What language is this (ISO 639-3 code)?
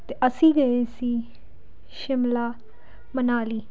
pan